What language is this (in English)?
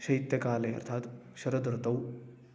Sanskrit